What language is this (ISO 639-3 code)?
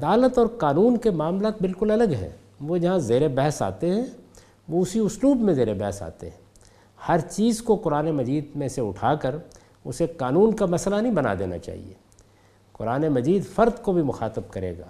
urd